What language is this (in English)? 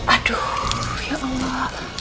Indonesian